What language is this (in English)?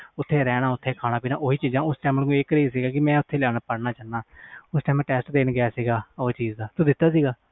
Punjabi